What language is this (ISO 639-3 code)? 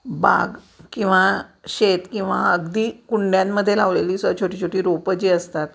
mar